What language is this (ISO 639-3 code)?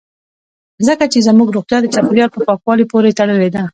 pus